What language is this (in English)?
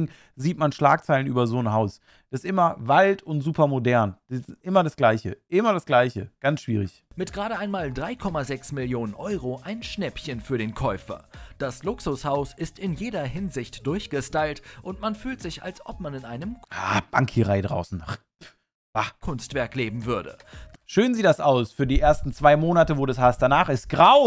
German